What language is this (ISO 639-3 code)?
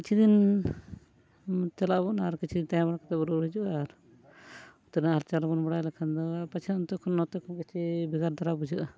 sat